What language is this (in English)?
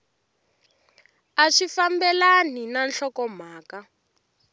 Tsonga